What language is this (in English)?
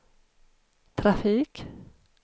Swedish